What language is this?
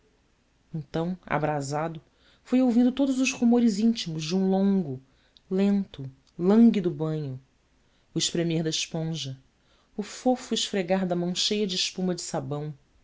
Portuguese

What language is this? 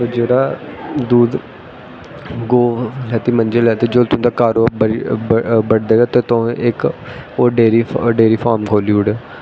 Dogri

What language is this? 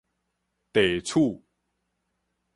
Min Nan Chinese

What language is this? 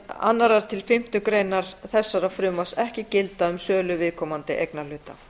Icelandic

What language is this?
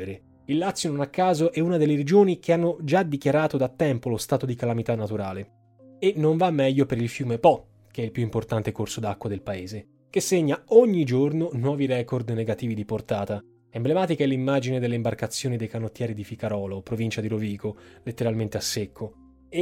Italian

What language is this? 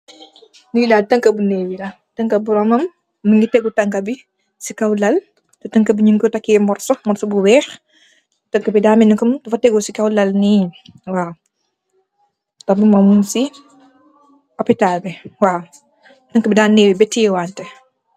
Wolof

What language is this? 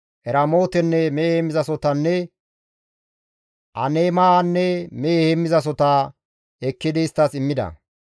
Gamo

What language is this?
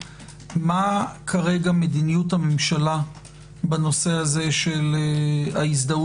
Hebrew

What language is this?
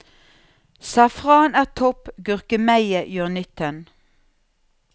Norwegian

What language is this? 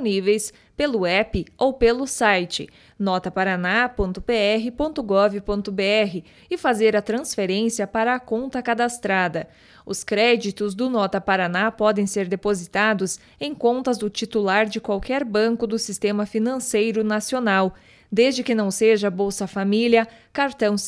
Portuguese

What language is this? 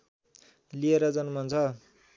Nepali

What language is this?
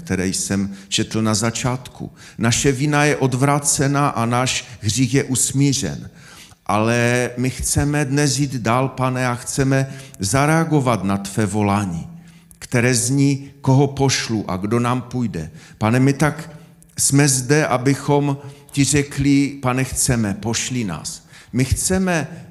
Czech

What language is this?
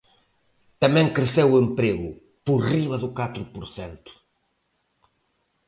Galician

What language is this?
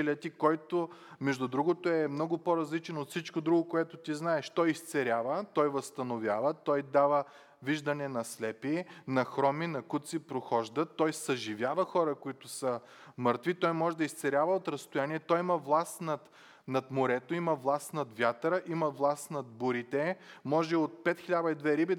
Bulgarian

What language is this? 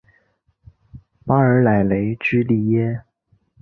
Chinese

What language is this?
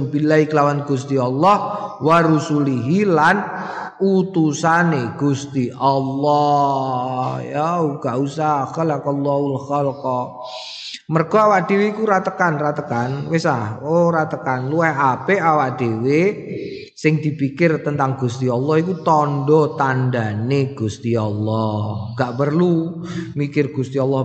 Indonesian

